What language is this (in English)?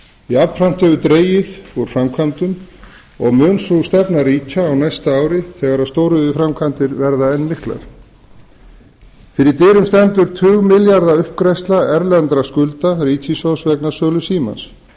Icelandic